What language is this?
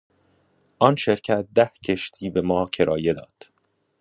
Persian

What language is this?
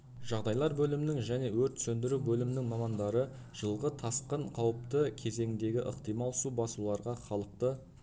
Kazakh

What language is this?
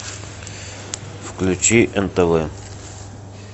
Russian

